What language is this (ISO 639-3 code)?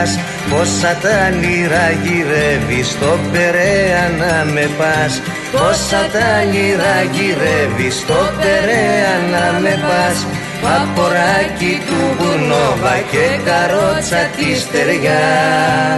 ell